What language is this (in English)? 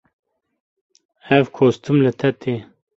Kurdish